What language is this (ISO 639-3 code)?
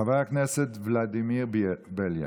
heb